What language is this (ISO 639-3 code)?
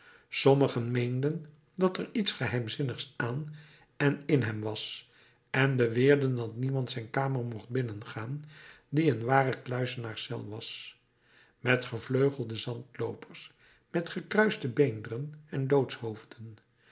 nld